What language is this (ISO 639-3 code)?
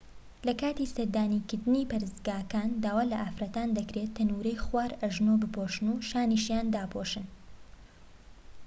ckb